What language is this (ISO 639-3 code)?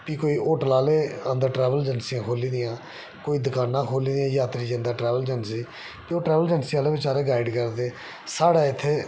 doi